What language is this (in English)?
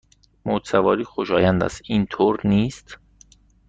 Persian